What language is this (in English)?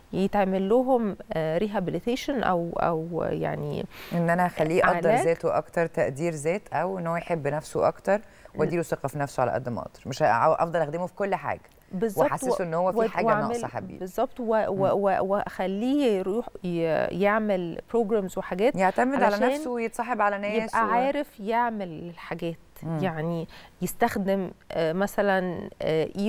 Arabic